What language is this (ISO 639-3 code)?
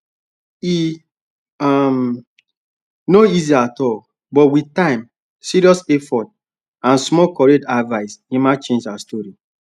pcm